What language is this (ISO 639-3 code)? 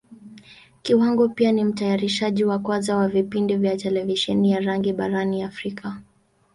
swa